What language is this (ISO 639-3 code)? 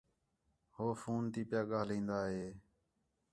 xhe